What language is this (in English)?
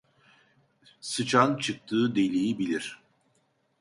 Turkish